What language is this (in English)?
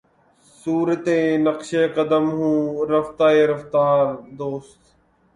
Urdu